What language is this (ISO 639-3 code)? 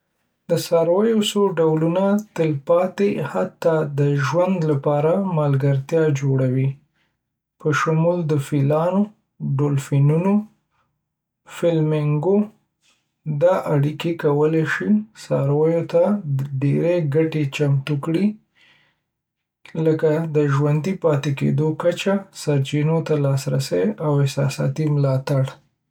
pus